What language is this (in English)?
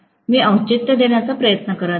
Marathi